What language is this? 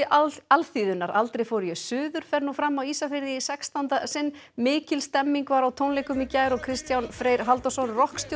Icelandic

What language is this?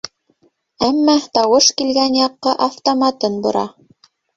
Bashkir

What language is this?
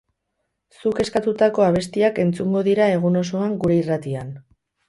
Basque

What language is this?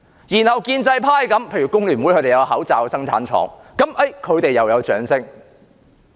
Cantonese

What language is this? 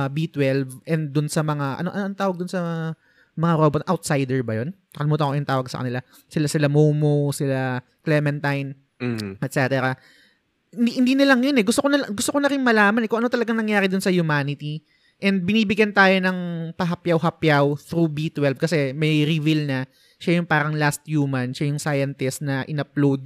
Filipino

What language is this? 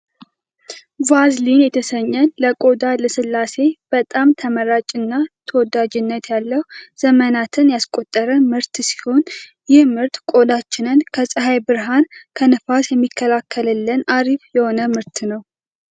Amharic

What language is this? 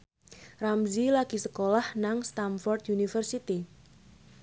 Javanese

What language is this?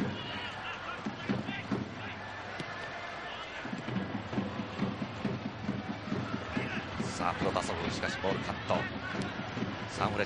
Japanese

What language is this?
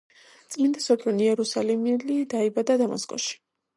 Georgian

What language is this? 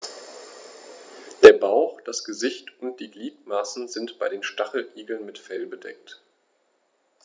German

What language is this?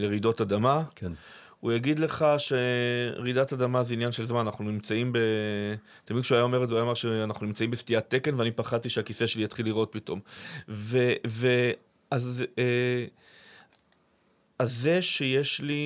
Hebrew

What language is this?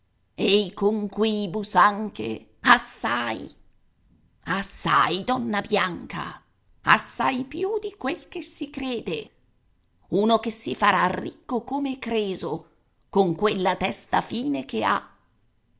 Italian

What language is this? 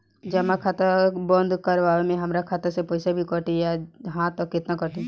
Bhojpuri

